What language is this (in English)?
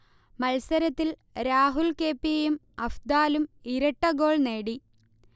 Malayalam